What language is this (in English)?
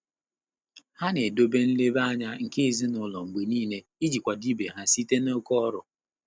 Igbo